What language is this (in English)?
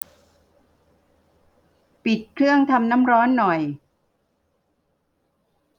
Thai